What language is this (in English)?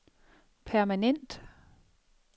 Danish